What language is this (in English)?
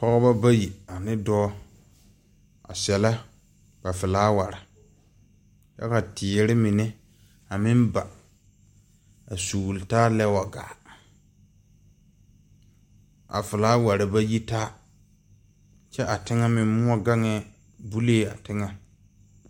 Southern Dagaare